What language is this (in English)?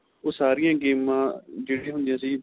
Punjabi